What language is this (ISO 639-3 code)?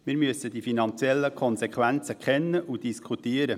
gsw